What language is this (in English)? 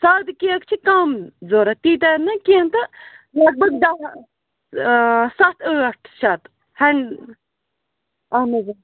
Kashmiri